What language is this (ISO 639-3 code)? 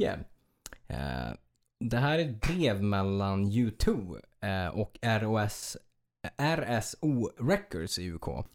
swe